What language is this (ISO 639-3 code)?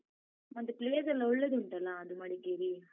kan